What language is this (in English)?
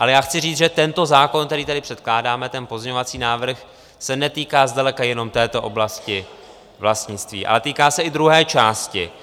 Czech